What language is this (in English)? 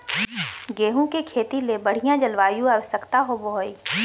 Magahi